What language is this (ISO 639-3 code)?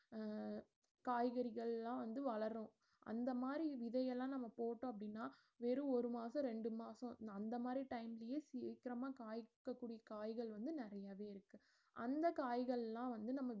tam